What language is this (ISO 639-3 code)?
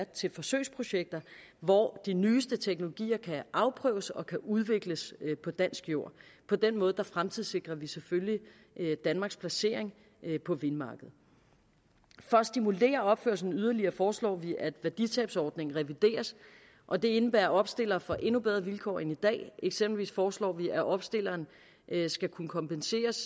dan